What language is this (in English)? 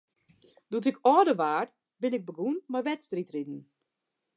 Western Frisian